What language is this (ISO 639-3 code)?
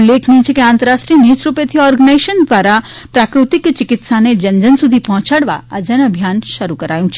guj